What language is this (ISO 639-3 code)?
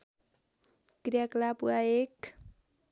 nep